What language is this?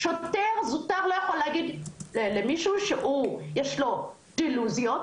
Hebrew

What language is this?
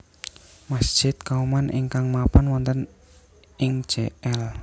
Javanese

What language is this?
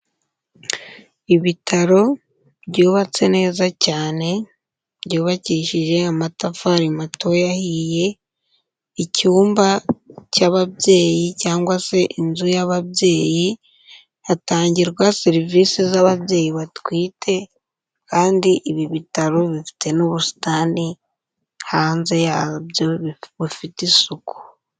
Kinyarwanda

